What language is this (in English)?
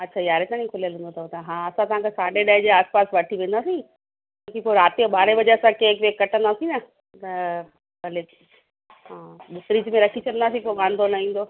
Sindhi